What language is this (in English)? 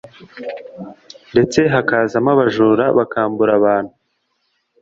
Kinyarwanda